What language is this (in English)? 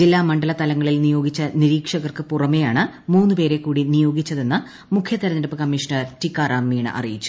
Malayalam